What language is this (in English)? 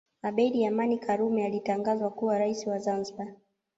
Swahili